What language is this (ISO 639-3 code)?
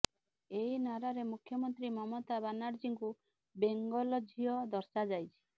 ori